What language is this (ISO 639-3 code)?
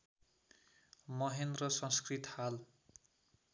nep